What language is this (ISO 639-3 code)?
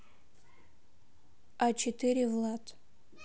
rus